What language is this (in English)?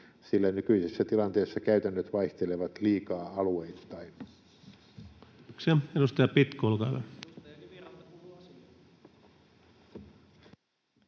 Finnish